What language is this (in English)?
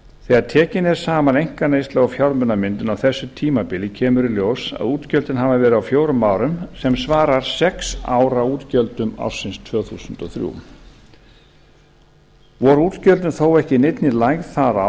Icelandic